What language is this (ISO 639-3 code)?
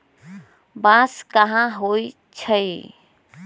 mag